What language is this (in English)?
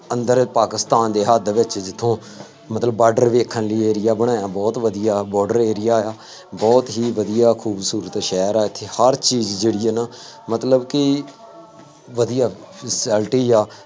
Punjabi